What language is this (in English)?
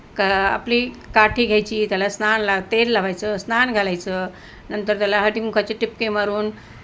Marathi